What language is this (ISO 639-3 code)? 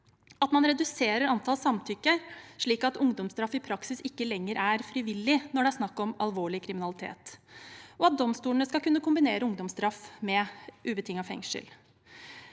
nor